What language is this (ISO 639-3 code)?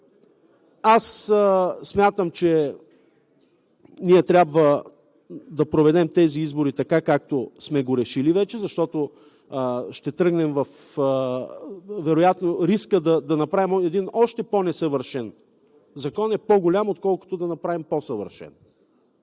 bul